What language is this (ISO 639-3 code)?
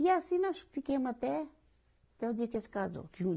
por